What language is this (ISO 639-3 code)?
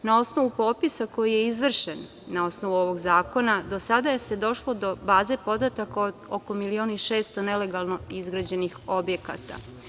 srp